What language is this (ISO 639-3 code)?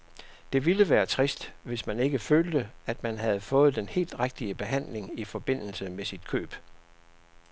dan